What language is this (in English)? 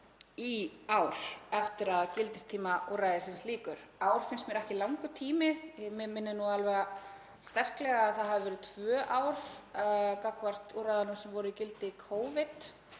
Icelandic